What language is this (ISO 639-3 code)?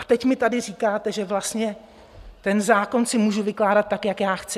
ces